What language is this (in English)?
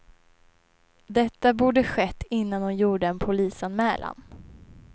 Swedish